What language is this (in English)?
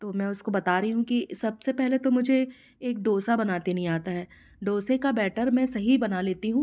Hindi